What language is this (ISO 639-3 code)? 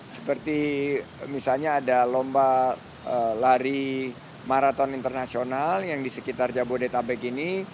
ind